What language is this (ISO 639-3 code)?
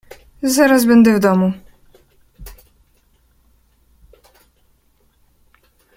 pol